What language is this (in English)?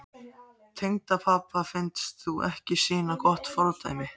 Icelandic